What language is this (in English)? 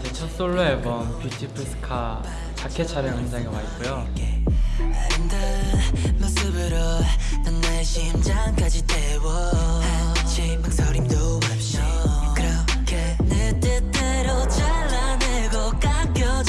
Korean